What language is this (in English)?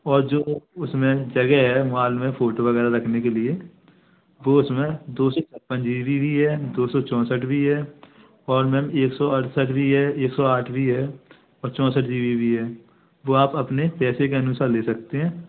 Hindi